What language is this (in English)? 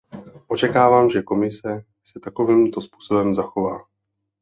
Czech